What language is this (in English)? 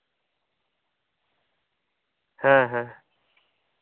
Santali